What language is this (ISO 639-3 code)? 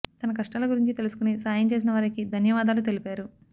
tel